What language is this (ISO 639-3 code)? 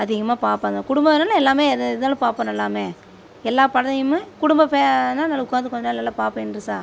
tam